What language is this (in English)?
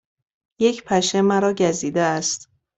Persian